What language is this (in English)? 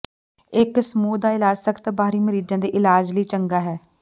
Punjabi